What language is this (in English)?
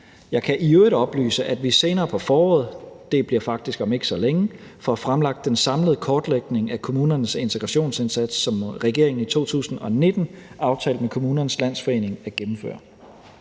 Danish